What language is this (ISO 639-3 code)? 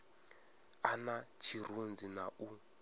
ven